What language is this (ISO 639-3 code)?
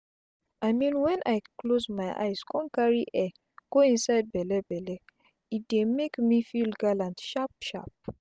pcm